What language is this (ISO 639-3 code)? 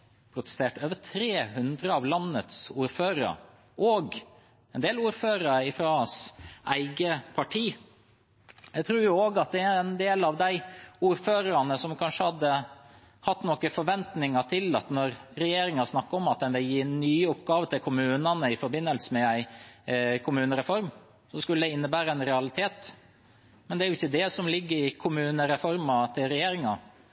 nob